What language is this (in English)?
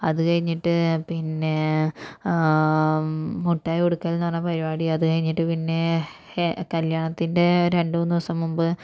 Malayalam